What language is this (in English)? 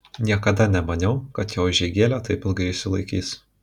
Lithuanian